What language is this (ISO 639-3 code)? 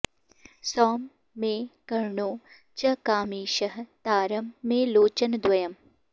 san